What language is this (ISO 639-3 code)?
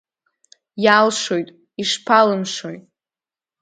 abk